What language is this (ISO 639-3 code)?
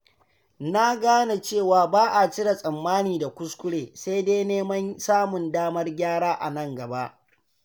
hau